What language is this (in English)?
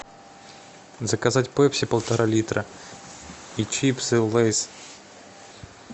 Russian